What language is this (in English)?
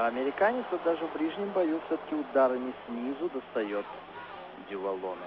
Russian